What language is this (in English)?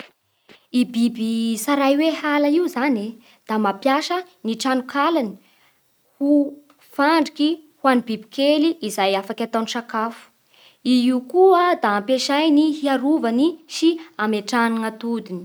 Bara Malagasy